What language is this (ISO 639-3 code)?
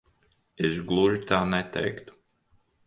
lav